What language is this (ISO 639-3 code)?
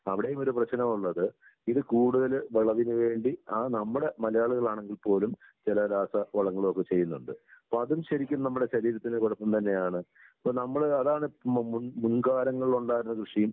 mal